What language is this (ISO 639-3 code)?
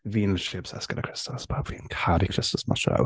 cym